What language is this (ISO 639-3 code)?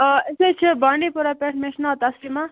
kas